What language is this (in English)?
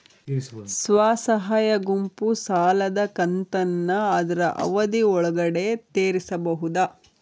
Kannada